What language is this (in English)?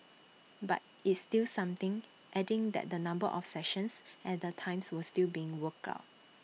English